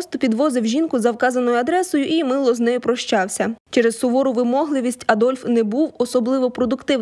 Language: Ukrainian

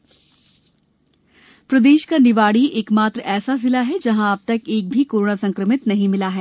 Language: Hindi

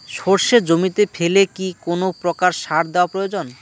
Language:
Bangla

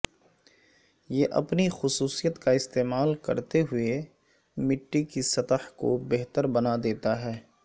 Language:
Urdu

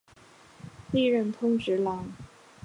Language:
Chinese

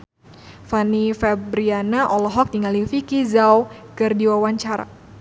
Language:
Sundanese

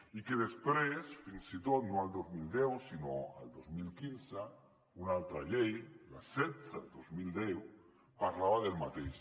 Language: Catalan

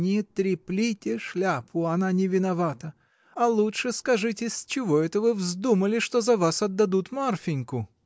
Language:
Russian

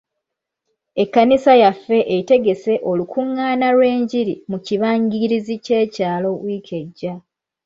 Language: Ganda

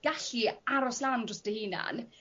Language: Welsh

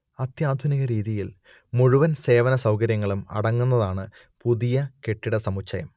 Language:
Malayalam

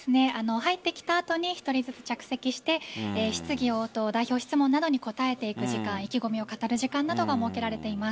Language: Japanese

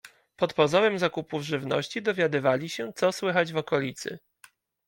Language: Polish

